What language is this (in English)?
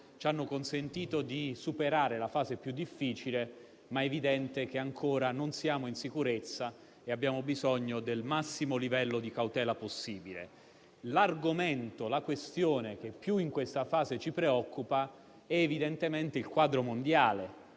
Italian